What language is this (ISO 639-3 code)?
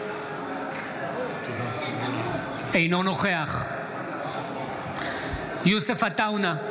heb